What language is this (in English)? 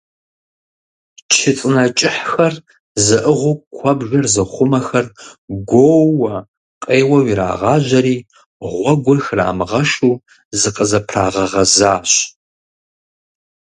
Kabardian